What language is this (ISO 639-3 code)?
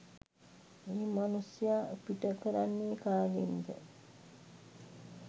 sin